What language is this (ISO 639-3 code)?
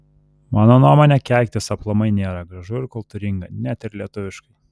lit